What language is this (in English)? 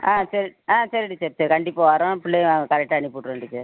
Tamil